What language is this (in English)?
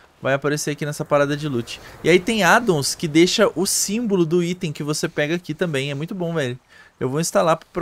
Portuguese